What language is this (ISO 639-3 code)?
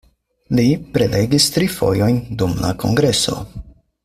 epo